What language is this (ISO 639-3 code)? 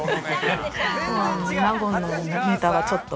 jpn